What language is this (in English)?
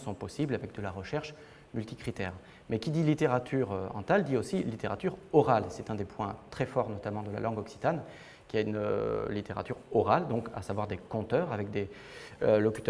French